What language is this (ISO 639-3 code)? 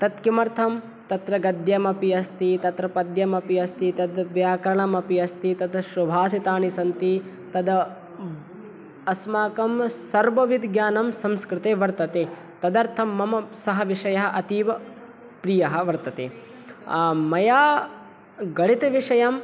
san